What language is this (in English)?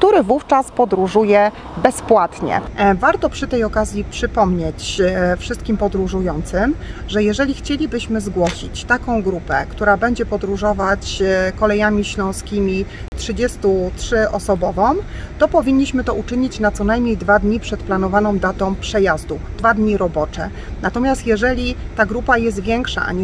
Polish